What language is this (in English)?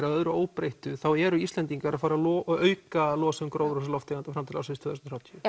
Icelandic